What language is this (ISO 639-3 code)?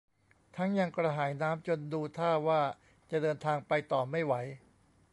tha